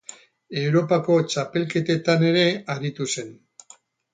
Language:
Basque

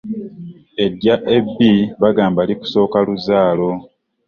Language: Ganda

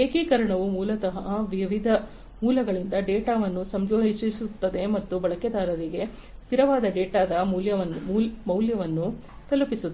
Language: Kannada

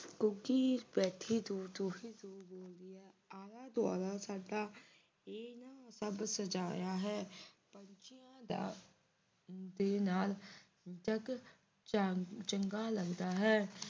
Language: Punjabi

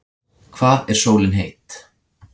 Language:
Icelandic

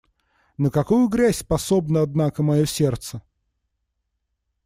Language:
Russian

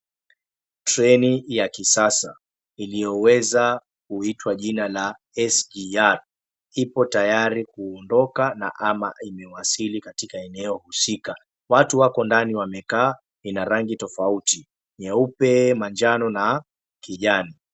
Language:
Swahili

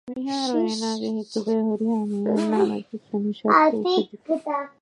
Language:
Divehi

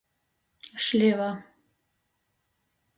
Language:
Latgalian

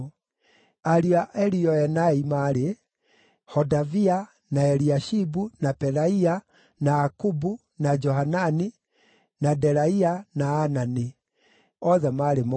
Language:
Kikuyu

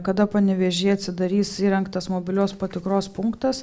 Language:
Lithuanian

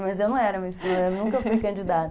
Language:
Portuguese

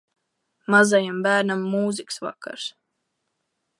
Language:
Latvian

